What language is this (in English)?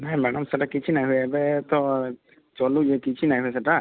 Odia